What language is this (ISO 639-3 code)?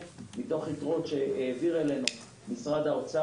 heb